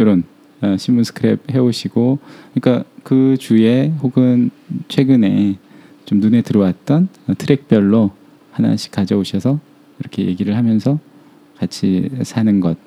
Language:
Korean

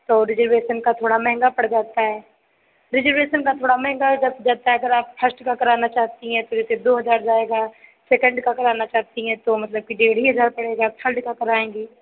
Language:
Hindi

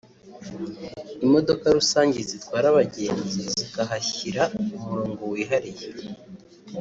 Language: Kinyarwanda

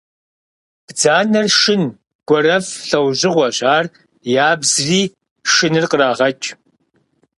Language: Kabardian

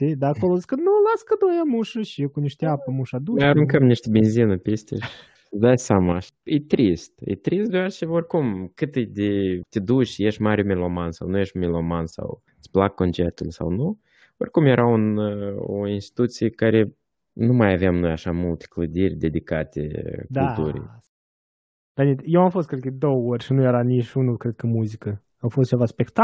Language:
Romanian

